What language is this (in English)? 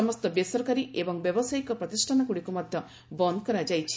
Odia